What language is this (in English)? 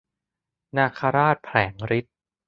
Thai